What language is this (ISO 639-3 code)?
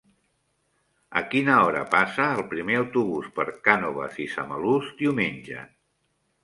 cat